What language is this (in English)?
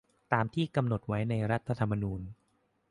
Thai